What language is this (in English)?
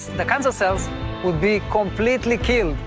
English